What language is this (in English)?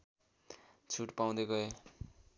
Nepali